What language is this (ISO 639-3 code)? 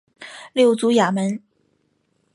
zho